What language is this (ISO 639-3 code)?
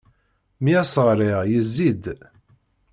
kab